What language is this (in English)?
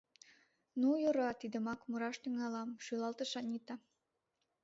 Mari